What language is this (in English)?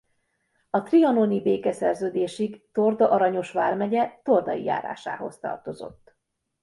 Hungarian